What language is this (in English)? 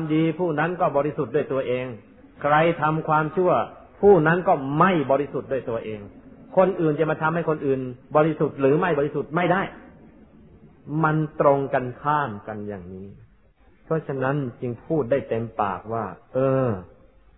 Thai